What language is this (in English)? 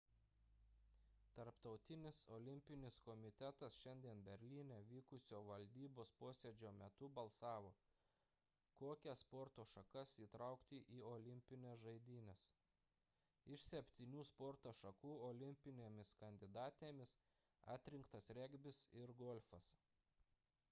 Lithuanian